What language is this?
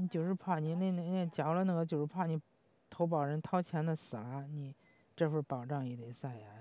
Chinese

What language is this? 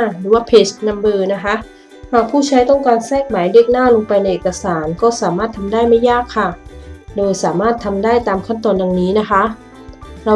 Thai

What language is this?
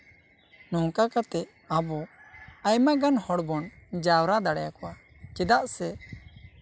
Santali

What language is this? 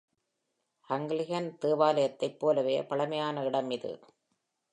Tamil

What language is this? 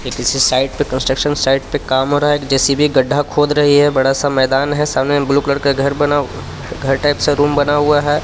Hindi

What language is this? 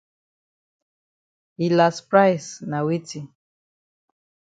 Cameroon Pidgin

